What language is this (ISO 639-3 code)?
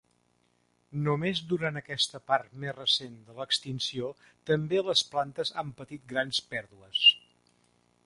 cat